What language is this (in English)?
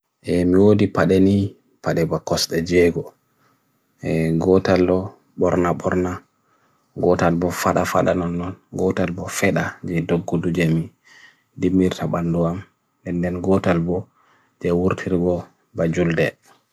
Bagirmi Fulfulde